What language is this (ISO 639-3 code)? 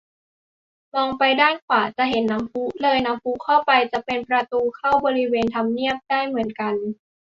tha